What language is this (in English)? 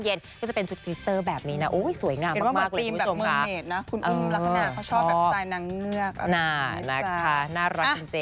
Thai